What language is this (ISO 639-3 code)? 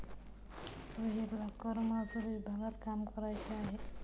mar